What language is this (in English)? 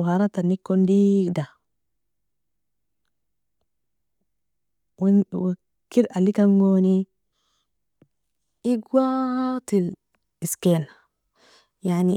Nobiin